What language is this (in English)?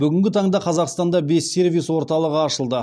Kazakh